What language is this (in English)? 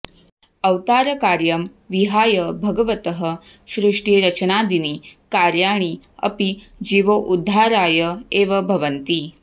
Sanskrit